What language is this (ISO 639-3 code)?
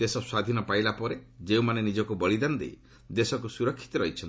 ori